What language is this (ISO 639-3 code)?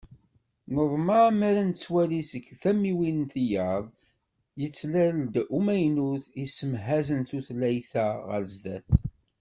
kab